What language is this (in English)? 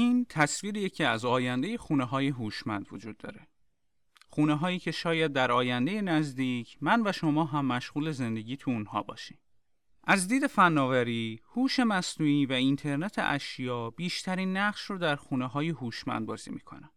Persian